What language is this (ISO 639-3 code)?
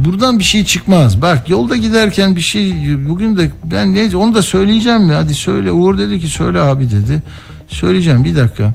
tur